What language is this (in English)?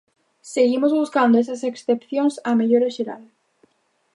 Galician